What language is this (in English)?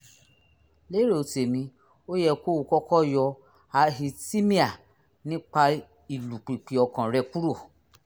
Yoruba